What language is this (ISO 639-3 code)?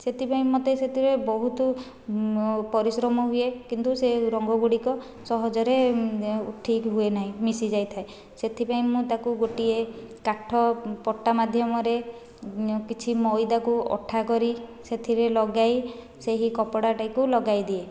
ori